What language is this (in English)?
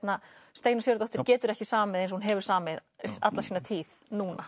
Icelandic